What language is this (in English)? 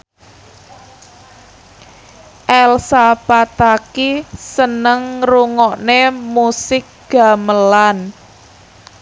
Javanese